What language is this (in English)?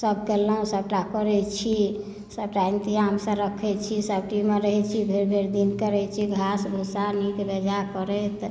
Maithili